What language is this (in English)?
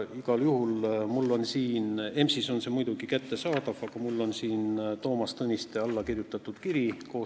Estonian